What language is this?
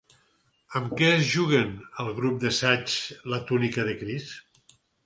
Catalan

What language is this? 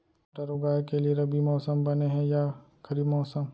Chhattisgarhi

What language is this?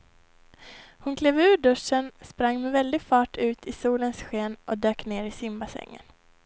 Swedish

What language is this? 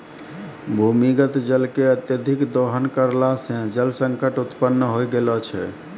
Maithili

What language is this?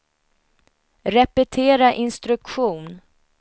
Swedish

